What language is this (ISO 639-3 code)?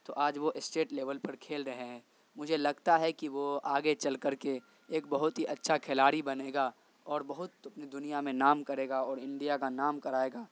urd